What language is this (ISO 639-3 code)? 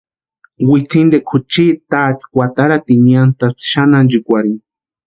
pua